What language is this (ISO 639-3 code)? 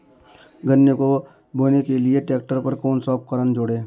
hin